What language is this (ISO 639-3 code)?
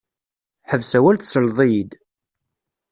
kab